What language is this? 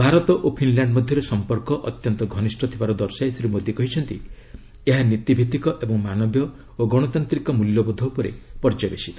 Odia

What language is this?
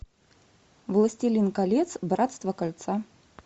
Russian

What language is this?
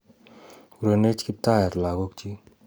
Kalenjin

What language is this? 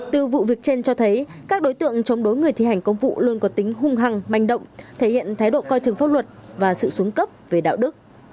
Vietnamese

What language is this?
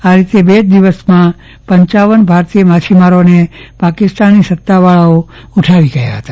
Gujarati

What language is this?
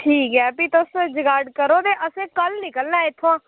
Dogri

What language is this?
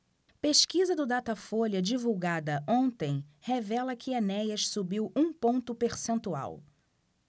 Portuguese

